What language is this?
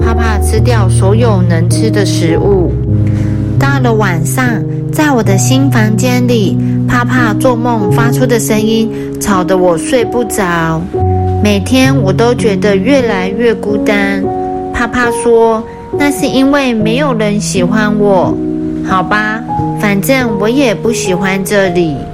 Chinese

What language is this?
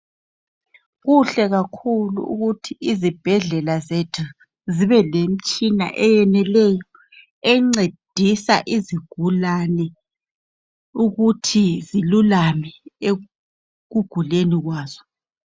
North Ndebele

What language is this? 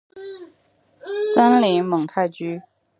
Chinese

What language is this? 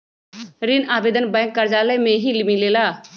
Magahi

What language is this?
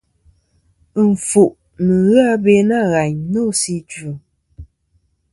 Kom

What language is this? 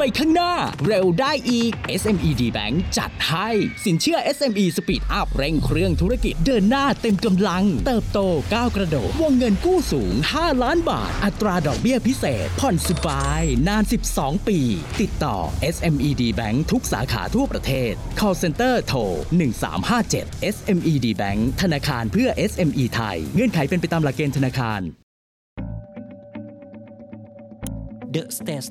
Thai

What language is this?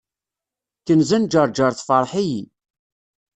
Kabyle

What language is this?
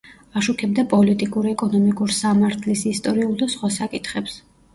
Georgian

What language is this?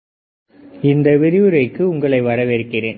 Tamil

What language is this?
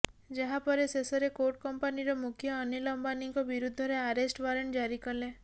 Odia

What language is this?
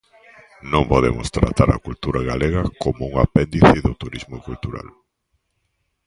Galician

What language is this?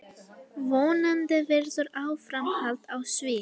Icelandic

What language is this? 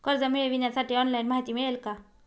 Marathi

